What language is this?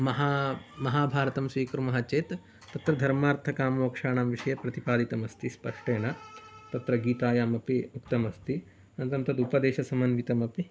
Sanskrit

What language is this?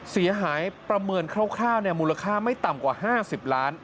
Thai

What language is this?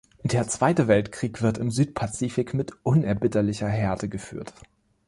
German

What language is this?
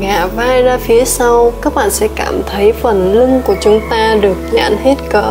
Vietnamese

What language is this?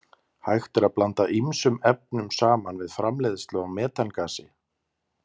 Icelandic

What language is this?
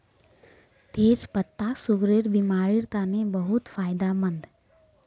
Magahi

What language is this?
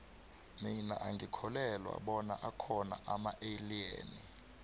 South Ndebele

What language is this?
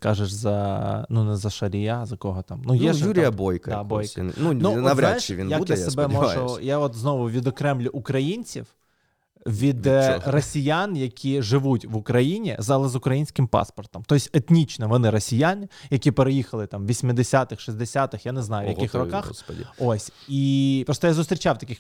Ukrainian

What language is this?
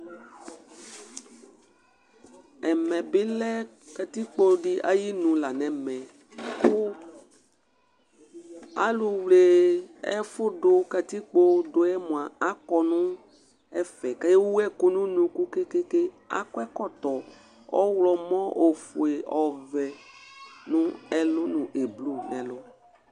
Ikposo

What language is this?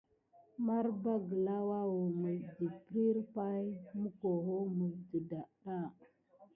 Gidar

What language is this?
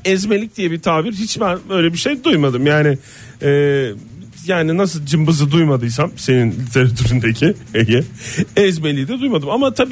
Turkish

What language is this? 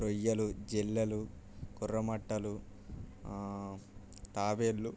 Telugu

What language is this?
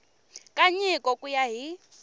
Tsonga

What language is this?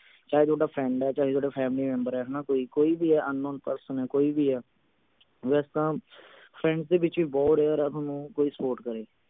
Punjabi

